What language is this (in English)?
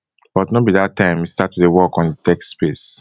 Nigerian Pidgin